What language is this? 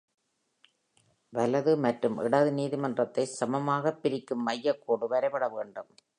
Tamil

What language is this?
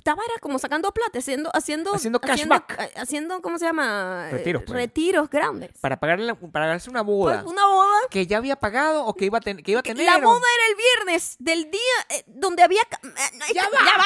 Spanish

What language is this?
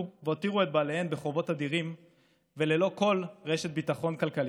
Hebrew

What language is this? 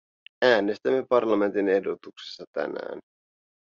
Finnish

